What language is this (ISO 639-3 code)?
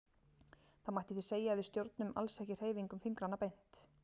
isl